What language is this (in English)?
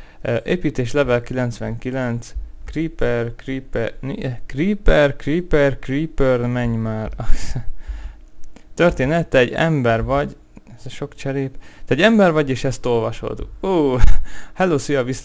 Hungarian